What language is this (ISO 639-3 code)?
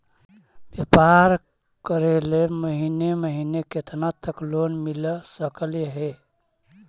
mag